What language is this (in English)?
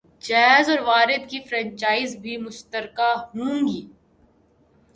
Urdu